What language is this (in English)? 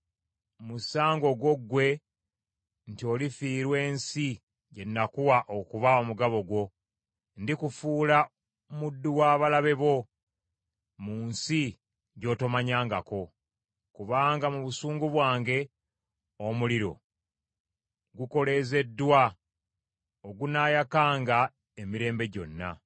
Ganda